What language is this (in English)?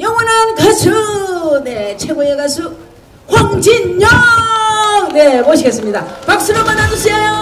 Korean